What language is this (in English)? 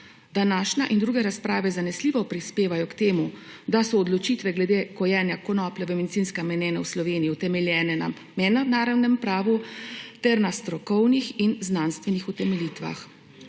Slovenian